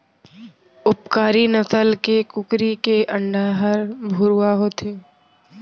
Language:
Chhattisgarhi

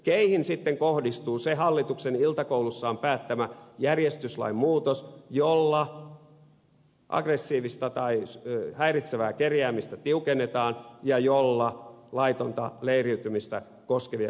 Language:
Finnish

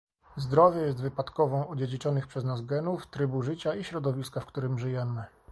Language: Polish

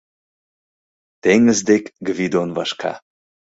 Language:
Mari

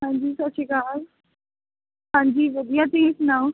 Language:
Punjabi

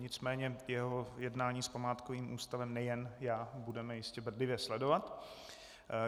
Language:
Czech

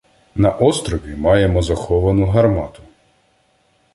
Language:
Ukrainian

